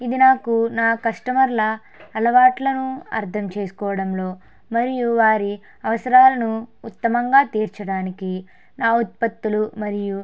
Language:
Telugu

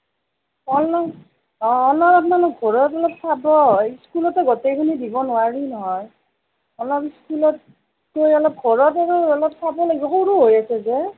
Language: Assamese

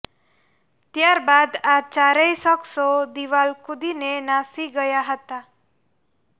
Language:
Gujarati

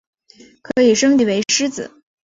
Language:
Chinese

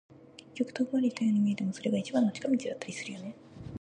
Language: Japanese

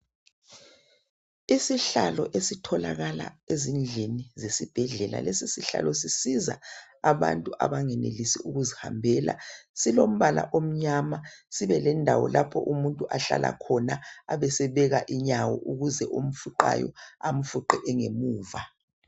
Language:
North Ndebele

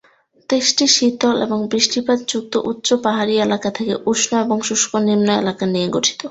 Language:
Bangla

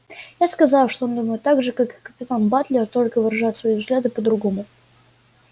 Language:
Russian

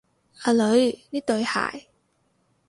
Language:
Cantonese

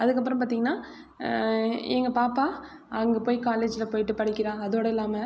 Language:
Tamil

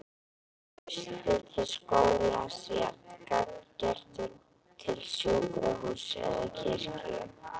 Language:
Icelandic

